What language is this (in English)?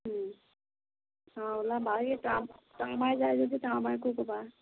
Assamese